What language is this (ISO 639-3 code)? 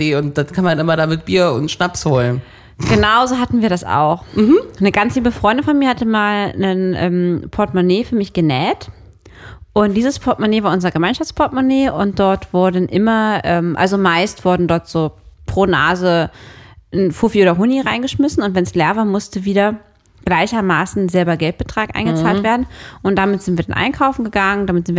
deu